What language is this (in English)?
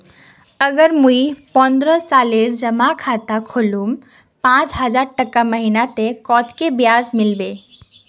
Magahi